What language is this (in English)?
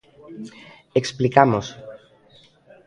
Galician